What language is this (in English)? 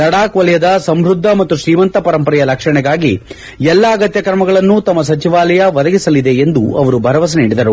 Kannada